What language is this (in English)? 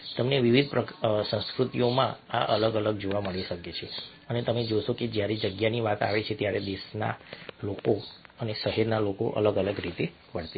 Gujarati